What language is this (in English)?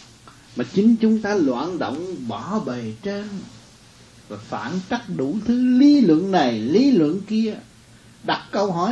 Vietnamese